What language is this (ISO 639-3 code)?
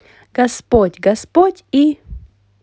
rus